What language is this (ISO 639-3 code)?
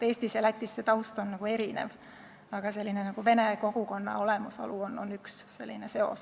est